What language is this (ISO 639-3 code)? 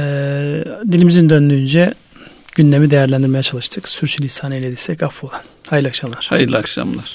tur